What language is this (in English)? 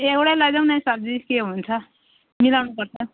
Nepali